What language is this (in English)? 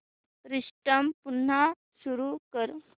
Marathi